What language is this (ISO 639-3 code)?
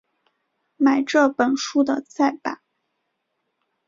zho